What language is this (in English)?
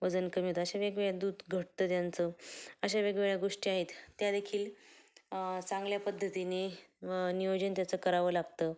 Marathi